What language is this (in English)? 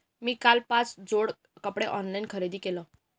Marathi